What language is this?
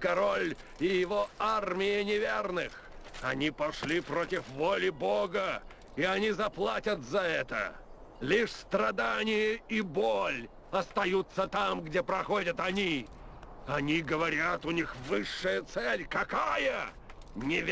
Russian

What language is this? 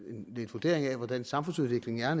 Danish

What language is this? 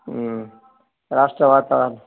Telugu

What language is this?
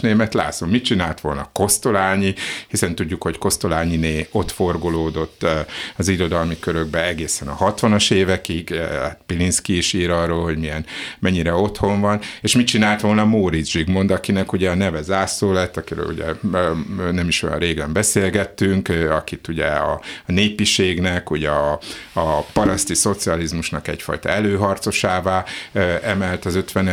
Hungarian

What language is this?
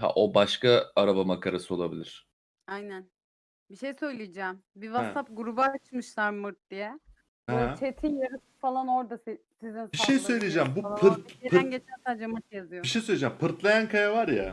Turkish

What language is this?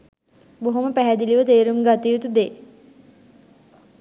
Sinhala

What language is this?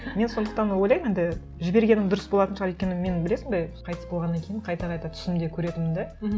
Kazakh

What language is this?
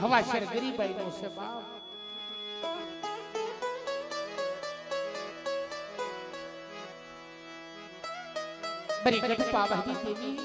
Thai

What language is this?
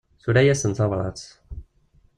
Kabyle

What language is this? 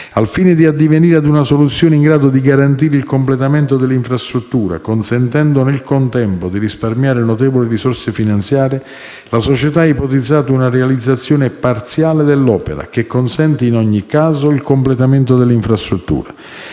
Italian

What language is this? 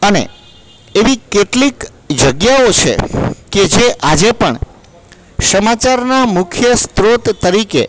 Gujarati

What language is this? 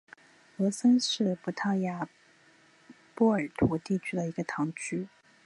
Chinese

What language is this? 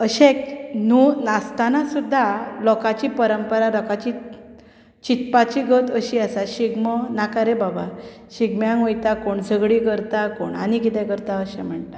Konkani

